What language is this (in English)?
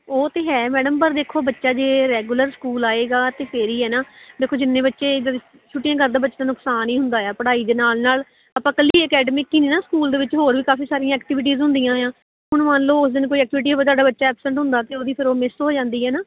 Punjabi